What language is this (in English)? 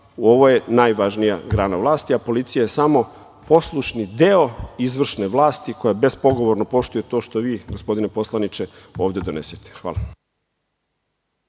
Serbian